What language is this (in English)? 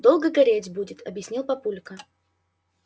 Russian